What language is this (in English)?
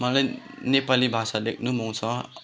Nepali